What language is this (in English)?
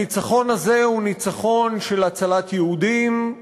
Hebrew